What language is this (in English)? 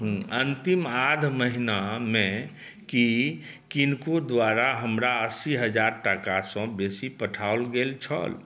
Maithili